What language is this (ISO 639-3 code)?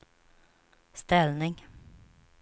swe